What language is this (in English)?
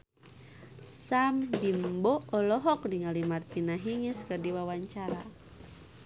Sundanese